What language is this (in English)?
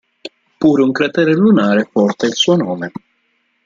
Italian